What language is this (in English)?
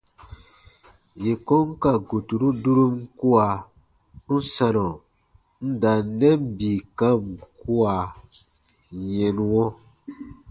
Baatonum